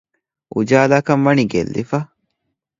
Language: Divehi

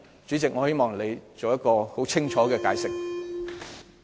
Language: Cantonese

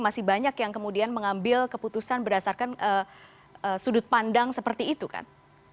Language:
Indonesian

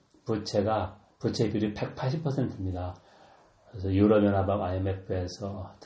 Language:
Korean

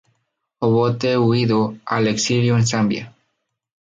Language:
Spanish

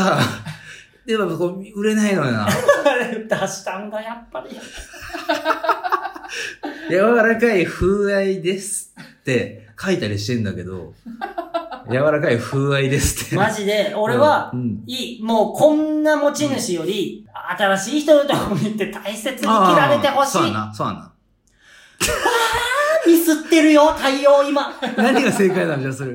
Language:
Japanese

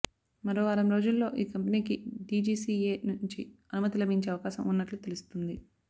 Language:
Telugu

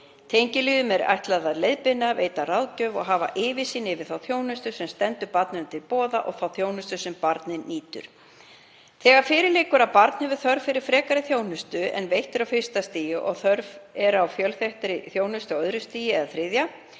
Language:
Icelandic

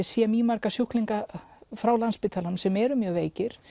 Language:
Icelandic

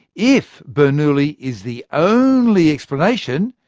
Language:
English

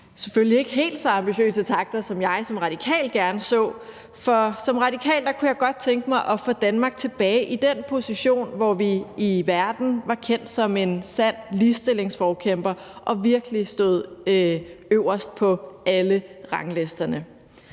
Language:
Danish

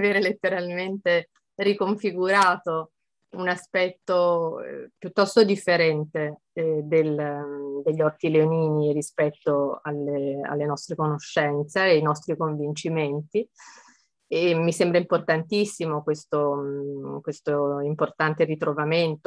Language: Italian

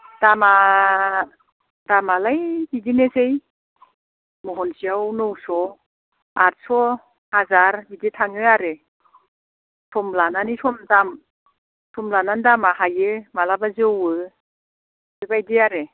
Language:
Bodo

